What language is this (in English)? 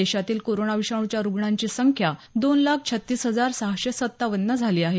Marathi